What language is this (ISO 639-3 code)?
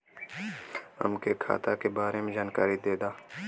bho